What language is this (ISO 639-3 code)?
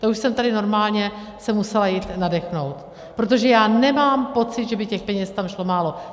ces